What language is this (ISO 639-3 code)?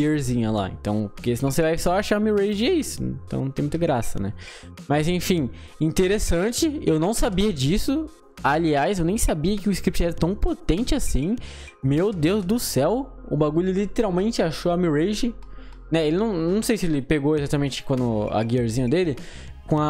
por